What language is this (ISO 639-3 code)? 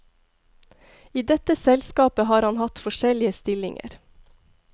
nor